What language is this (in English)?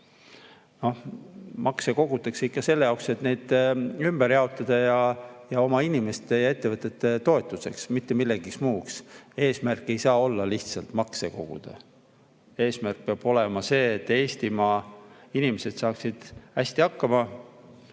Estonian